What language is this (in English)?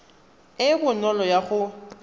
Tswana